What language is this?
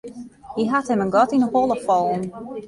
Western Frisian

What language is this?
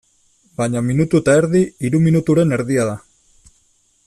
Basque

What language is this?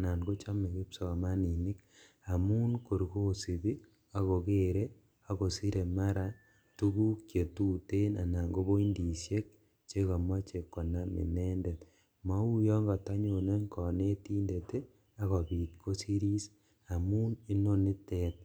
Kalenjin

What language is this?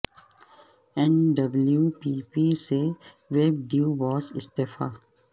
Urdu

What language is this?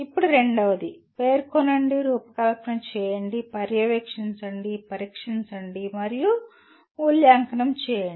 Telugu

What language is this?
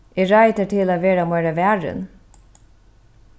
Faroese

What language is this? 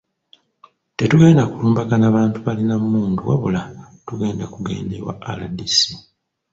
Ganda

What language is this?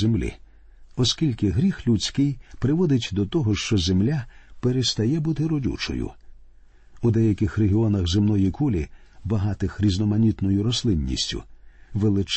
Ukrainian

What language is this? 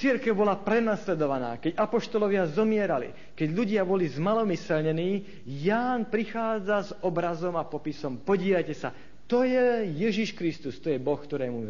Slovak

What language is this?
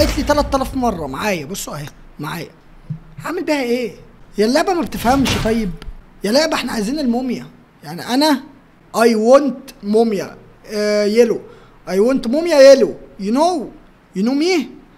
Arabic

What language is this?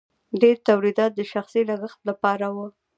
Pashto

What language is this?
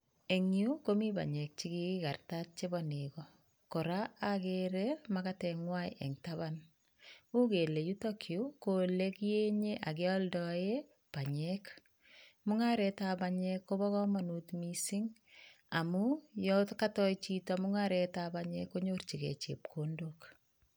Kalenjin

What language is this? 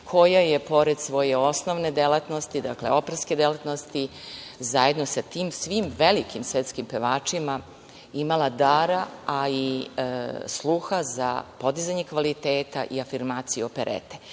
Serbian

